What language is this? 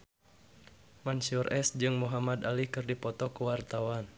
Sundanese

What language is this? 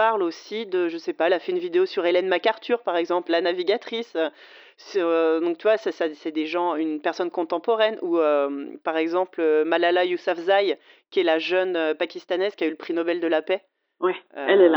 French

